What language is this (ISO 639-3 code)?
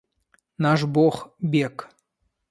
rus